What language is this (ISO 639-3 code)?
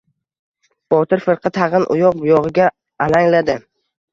uzb